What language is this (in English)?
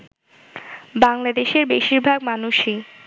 Bangla